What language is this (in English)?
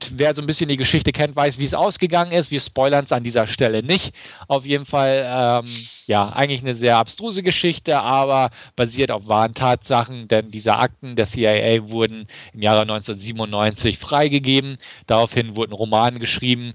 German